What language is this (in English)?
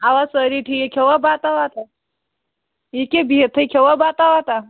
Kashmiri